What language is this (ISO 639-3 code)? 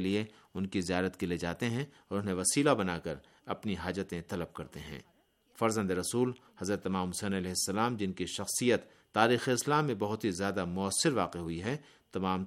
urd